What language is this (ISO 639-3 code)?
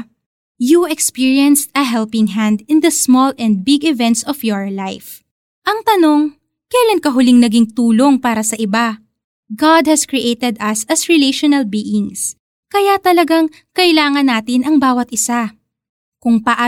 fil